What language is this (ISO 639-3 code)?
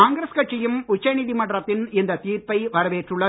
tam